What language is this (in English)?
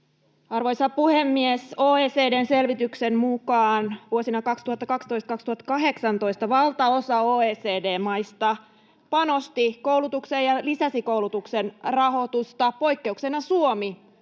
Finnish